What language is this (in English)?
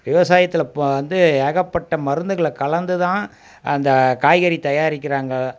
Tamil